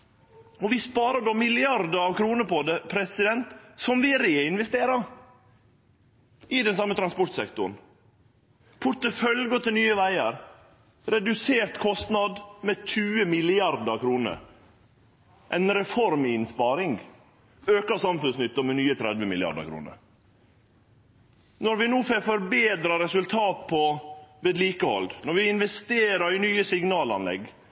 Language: Norwegian Nynorsk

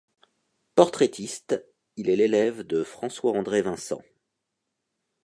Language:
French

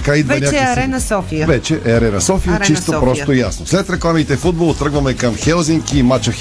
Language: Bulgarian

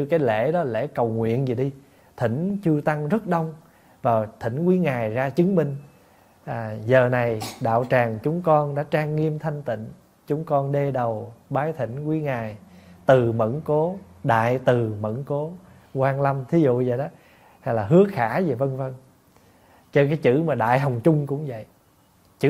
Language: Vietnamese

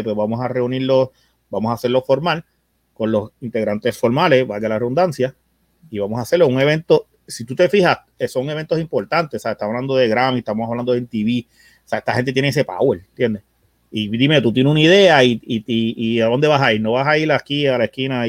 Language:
Spanish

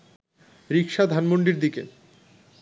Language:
Bangla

